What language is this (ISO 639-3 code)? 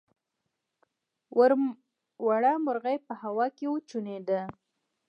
pus